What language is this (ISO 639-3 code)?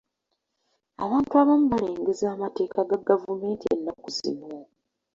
lug